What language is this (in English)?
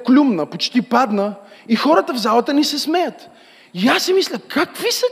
Bulgarian